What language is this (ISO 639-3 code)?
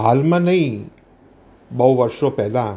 guj